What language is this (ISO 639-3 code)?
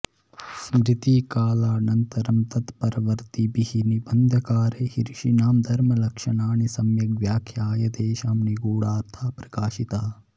san